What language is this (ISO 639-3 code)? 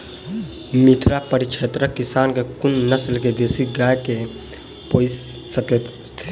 mai